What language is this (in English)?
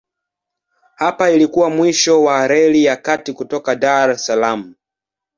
Swahili